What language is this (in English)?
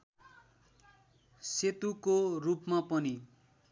Nepali